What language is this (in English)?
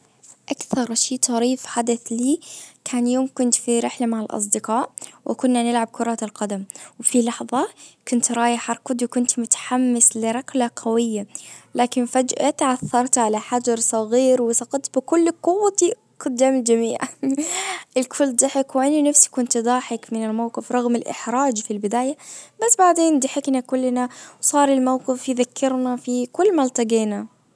Najdi Arabic